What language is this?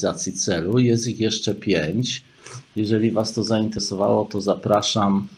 Polish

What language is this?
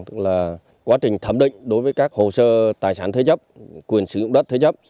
Vietnamese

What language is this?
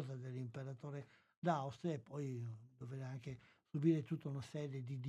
Italian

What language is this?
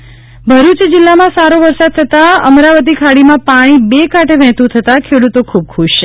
Gujarati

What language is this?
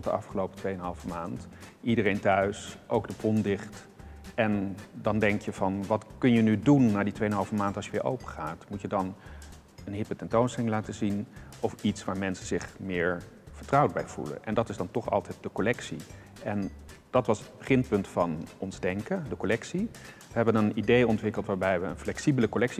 Dutch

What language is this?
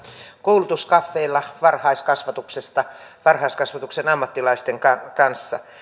Finnish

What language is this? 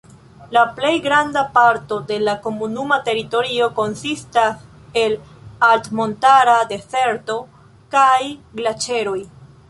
Esperanto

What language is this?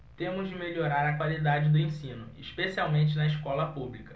Portuguese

